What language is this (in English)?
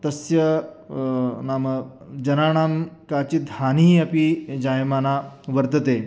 Sanskrit